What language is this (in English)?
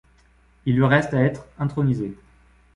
French